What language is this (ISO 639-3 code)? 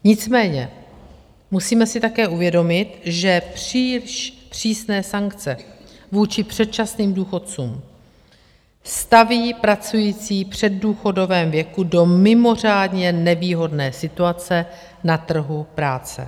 ces